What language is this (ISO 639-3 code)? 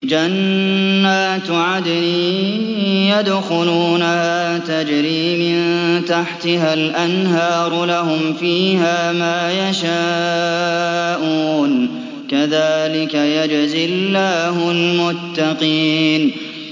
ara